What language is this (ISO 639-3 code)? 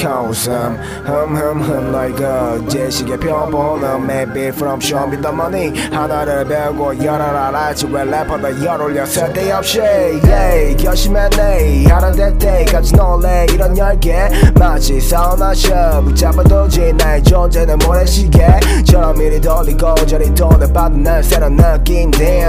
kor